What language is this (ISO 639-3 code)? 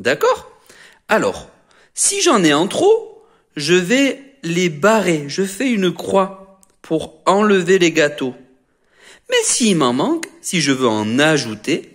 fra